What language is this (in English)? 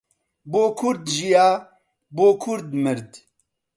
Central Kurdish